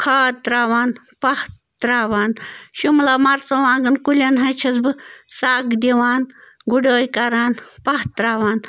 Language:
Kashmiri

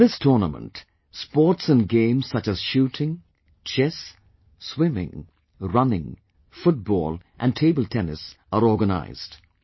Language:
English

